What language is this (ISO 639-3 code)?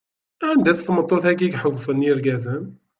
kab